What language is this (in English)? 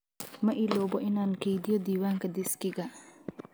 Somali